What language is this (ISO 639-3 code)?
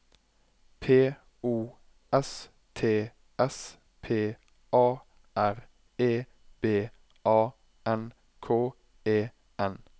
nor